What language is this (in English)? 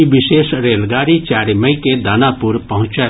Maithili